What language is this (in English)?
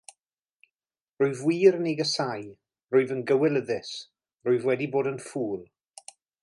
Welsh